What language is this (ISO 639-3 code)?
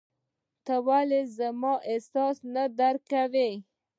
pus